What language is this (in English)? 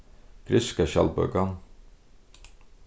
Faroese